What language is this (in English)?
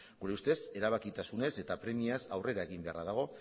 Basque